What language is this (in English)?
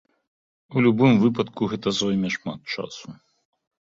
Belarusian